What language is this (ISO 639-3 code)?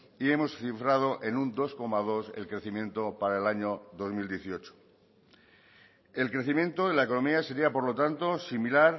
spa